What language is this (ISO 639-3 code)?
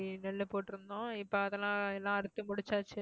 tam